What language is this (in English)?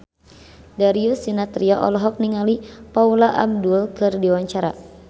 Sundanese